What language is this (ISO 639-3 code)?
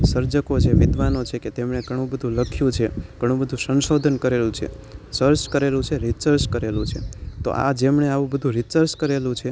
guj